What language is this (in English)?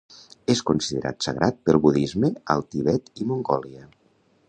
Catalan